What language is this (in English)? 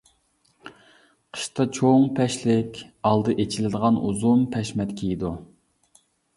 Uyghur